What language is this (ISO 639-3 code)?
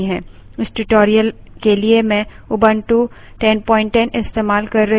hin